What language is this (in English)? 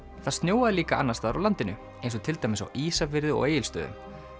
Icelandic